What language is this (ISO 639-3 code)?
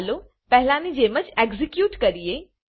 guj